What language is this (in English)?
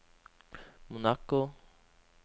Norwegian